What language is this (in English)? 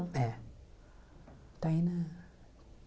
Portuguese